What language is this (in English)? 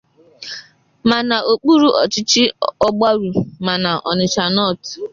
Igbo